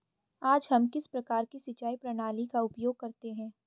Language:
Hindi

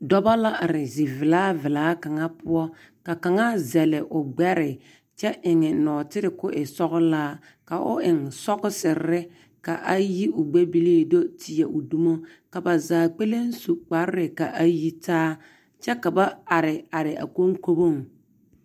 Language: Southern Dagaare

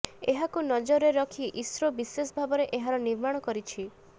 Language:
Odia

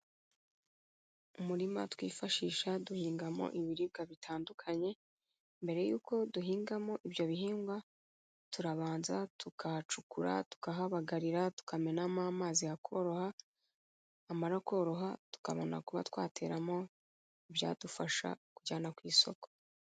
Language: Kinyarwanda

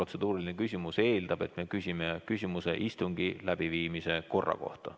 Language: Estonian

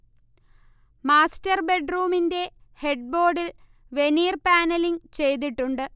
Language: Malayalam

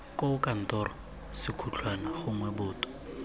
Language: Tswana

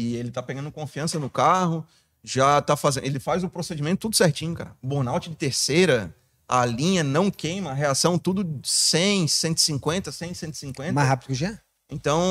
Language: Portuguese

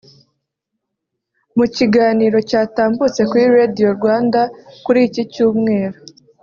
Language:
Kinyarwanda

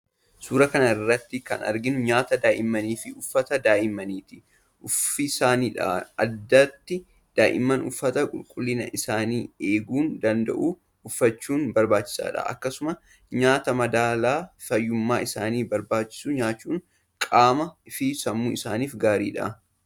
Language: Oromo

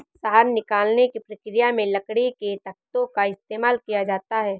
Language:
Hindi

